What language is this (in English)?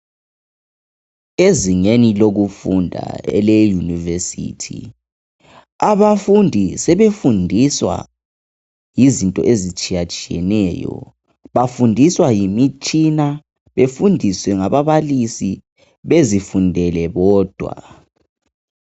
North Ndebele